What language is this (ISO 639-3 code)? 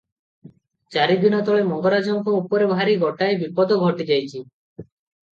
ori